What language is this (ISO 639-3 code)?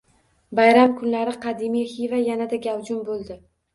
uzb